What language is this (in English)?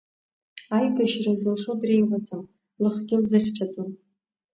Abkhazian